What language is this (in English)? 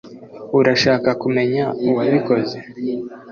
Kinyarwanda